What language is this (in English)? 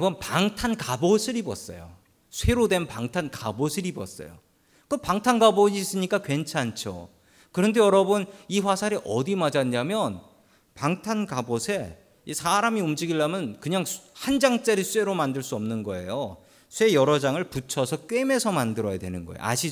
Korean